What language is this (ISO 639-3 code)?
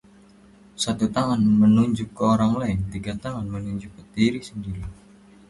ind